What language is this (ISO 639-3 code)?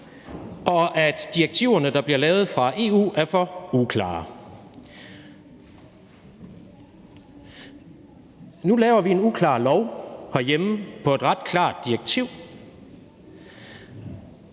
dan